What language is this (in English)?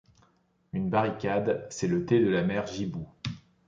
French